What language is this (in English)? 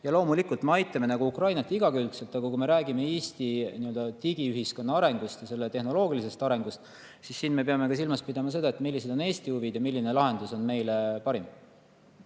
Estonian